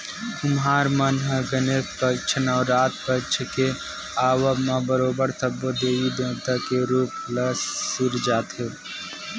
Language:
Chhattisgarhi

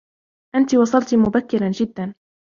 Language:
Arabic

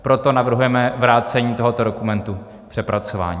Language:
Czech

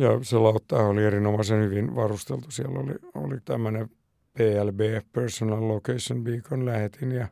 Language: Finnish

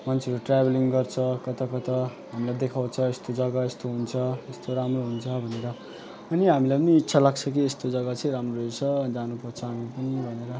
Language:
Nepali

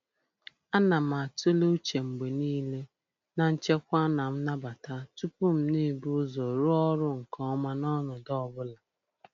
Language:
Igbo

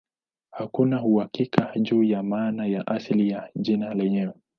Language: Swahili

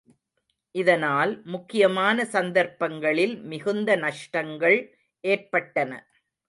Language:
Tamil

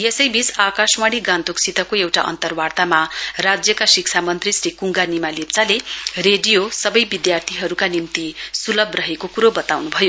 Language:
Nepali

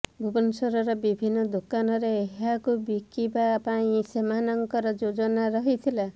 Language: Odia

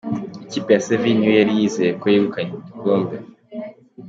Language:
Kinyarwanda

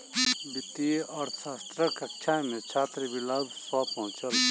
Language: Maithili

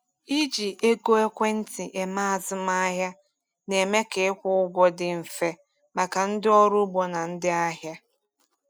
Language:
Igbo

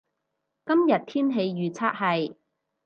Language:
Cantonese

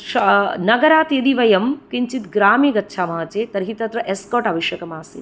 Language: Sanskrit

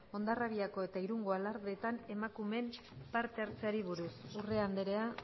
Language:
Basque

